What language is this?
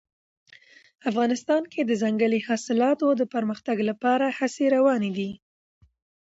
Pashto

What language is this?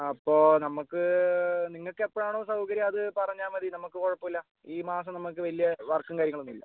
Malayalam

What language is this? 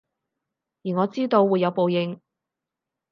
Cantonese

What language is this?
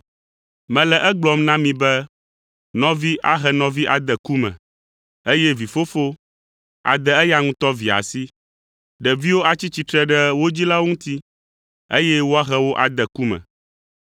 Ewe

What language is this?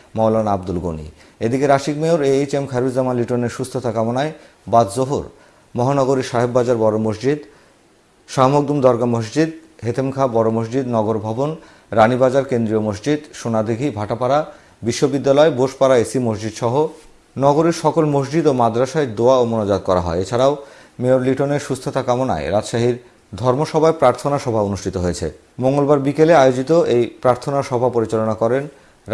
Turkish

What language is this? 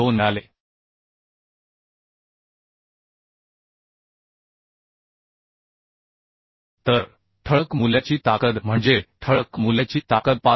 Marathi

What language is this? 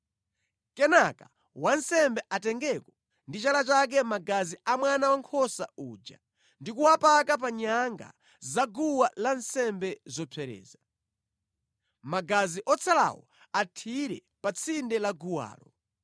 Nyanja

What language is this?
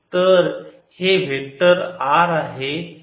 Marathi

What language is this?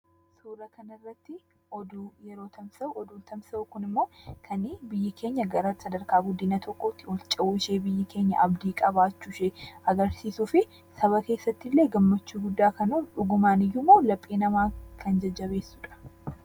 Oromo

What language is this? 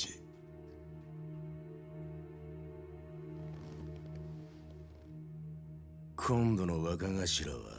Japanese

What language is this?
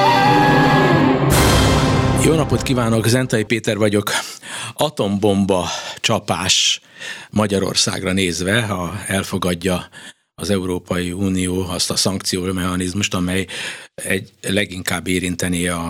Hungarian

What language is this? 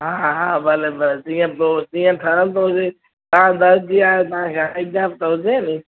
Sindhi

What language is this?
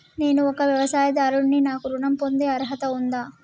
Telugu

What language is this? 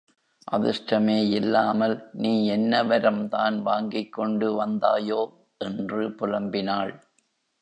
Tamil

